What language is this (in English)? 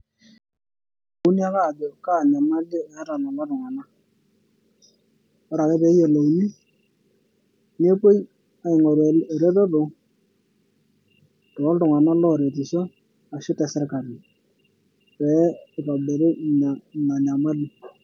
Masai